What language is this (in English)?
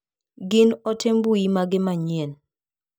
Luo (Kenya and Tanzania)